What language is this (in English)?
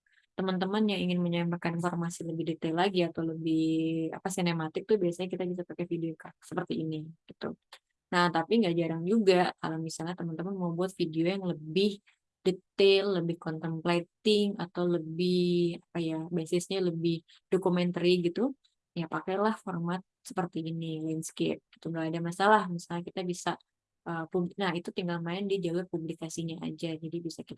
Indonesian